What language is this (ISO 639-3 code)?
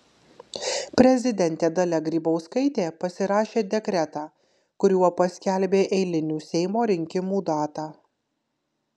lit